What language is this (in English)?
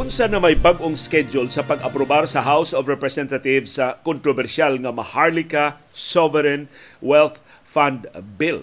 Filipino